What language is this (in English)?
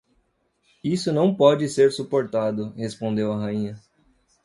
Portuguese